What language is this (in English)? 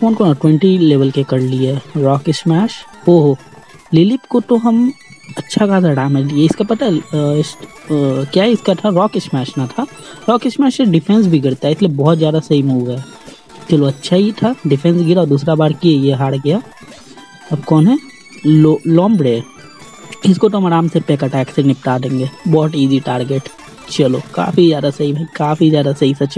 Hindi